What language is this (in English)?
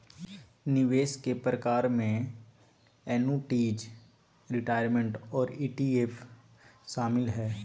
Magahi